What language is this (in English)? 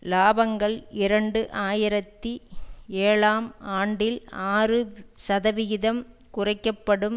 Tamil